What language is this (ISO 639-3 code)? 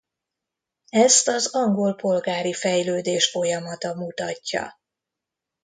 hun